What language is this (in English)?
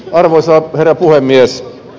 Finnish